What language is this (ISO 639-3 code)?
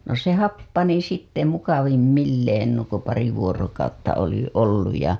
fin